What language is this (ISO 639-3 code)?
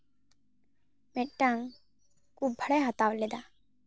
sat